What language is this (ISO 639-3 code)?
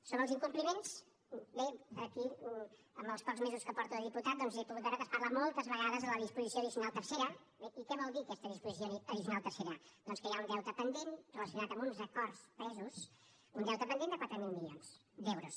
cat